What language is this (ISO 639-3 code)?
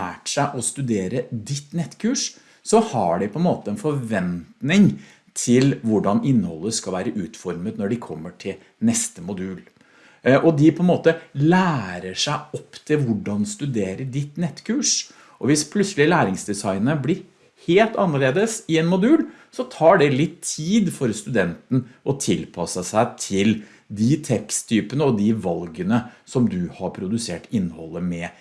nor